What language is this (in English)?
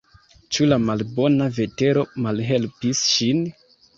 Esperanto